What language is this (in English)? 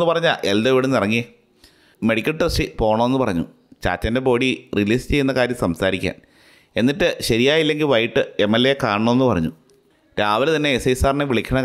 Malayalam